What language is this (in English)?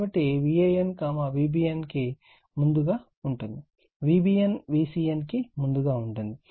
Telugu